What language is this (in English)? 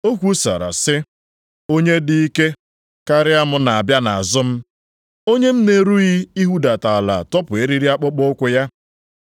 Igbo